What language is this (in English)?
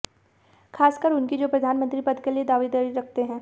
Hindi